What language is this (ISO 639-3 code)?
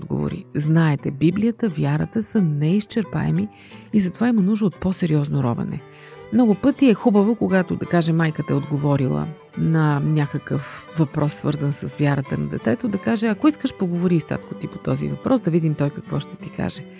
bul